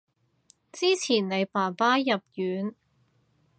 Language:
Cantonese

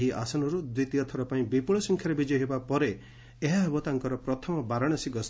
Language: Odia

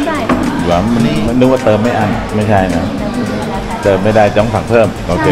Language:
Thai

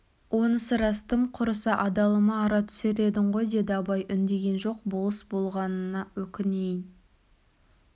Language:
Kazakh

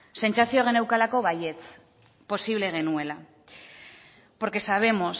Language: Basque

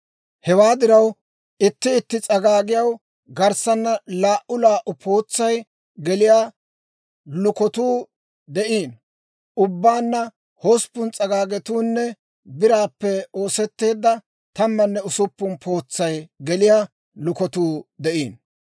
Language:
Dawro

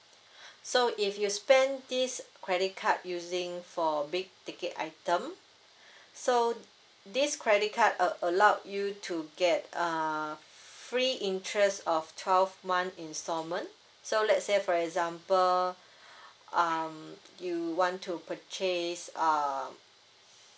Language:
English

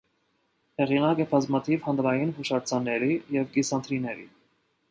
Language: Armenian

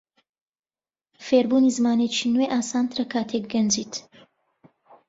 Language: Central Kurdish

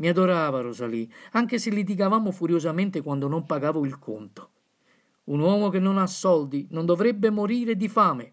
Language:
Italian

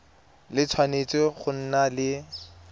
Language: Tswana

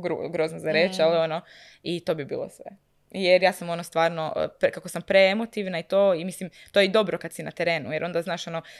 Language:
Croatian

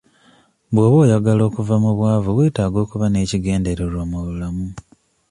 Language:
Ganda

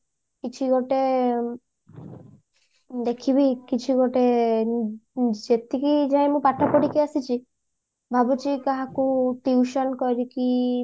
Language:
Odia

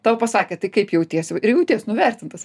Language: Lithuanian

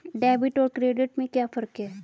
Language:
Hindi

